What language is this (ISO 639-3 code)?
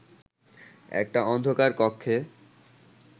ben